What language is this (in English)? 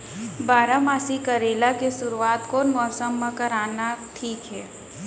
Chhattisgarhi